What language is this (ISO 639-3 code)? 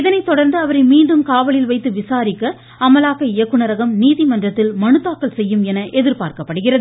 tam